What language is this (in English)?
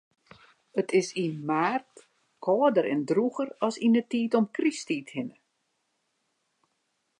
Western Frisian